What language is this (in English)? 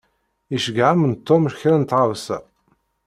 Kabyle